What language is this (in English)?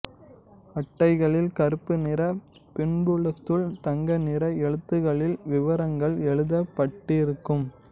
Tamil